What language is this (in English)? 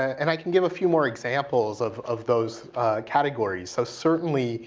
English